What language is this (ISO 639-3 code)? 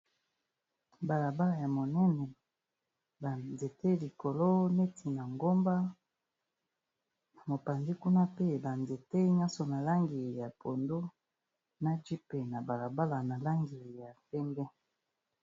lin